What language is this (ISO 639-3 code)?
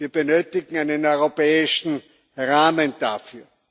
deu